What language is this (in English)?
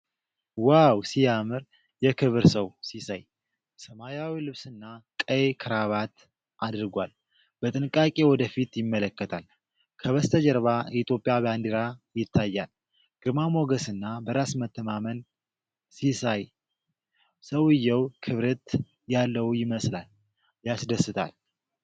Amharic